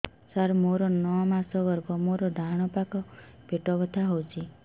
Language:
Odia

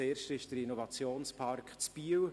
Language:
Swiss German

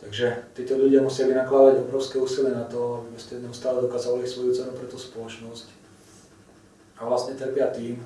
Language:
Russian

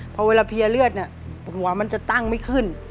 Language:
Thai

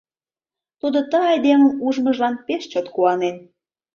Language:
Mari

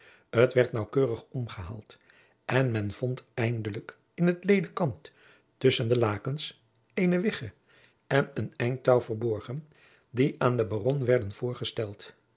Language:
Dutch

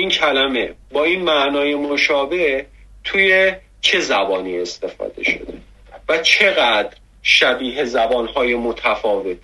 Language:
Persian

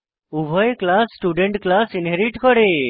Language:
Bangla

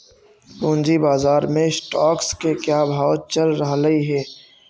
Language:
Magahi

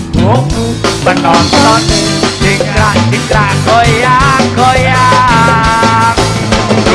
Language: Indonesian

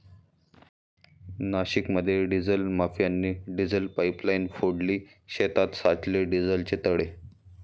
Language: Marathi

